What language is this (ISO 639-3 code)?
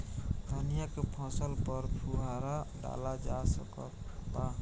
bho